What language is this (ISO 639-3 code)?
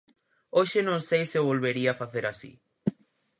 glg